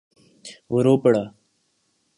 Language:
Urdu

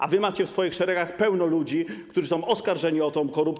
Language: Polish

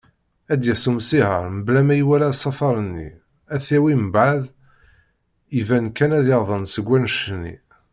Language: Kabyle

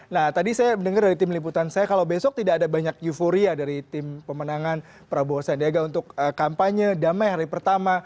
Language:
Indonesian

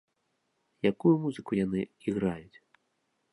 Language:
Belarusian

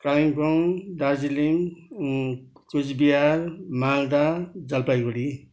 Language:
Nepali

